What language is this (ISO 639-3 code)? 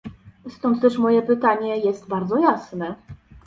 pol